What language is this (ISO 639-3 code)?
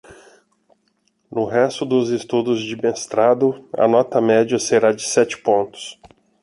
por